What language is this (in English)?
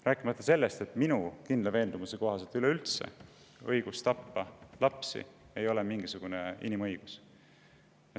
Estonian